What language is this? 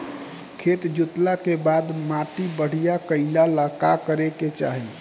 Bhojpuri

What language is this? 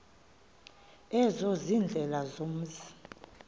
Xhosa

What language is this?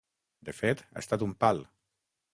Catalan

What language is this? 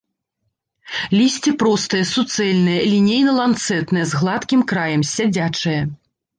Belarusian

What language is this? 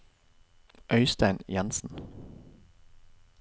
Norwegian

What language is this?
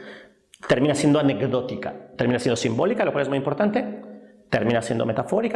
Spanish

